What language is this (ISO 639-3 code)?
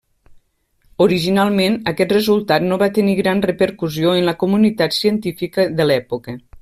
cat